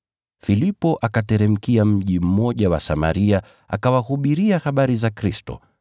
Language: Swahili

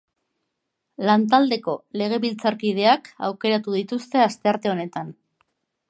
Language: Basque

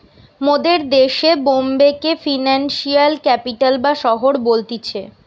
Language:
Bangla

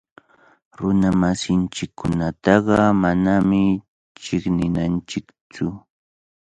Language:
Cajatambo North Lima Quechua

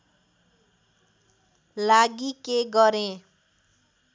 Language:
Nepali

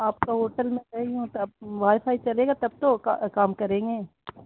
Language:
Urdu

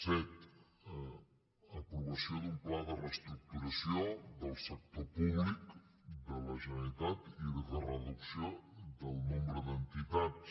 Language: Catalan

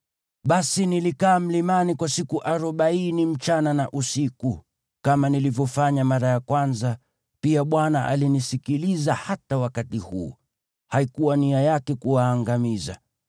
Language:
Swahili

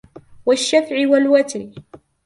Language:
Arabic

